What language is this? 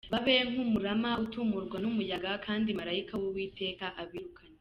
Kinyarwanda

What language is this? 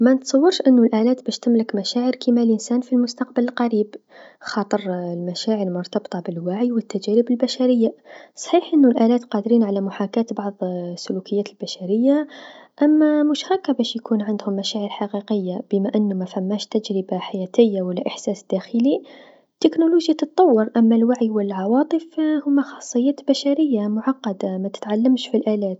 Tunisian Arabic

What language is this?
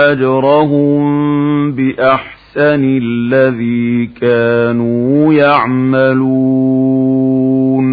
Arabic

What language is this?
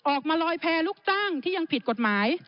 Thai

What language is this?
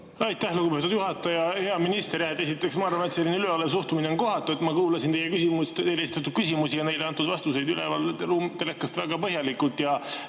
Estonian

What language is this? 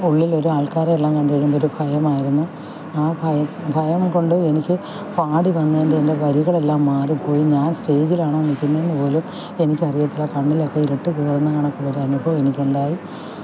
Malayalam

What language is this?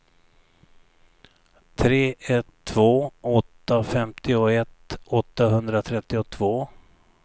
Swedish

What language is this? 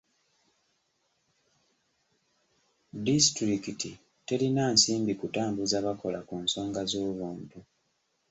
Ganda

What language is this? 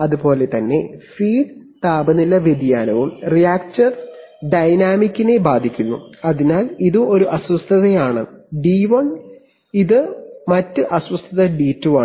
Malayalam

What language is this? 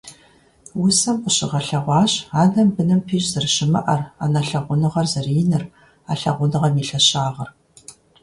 Kabardian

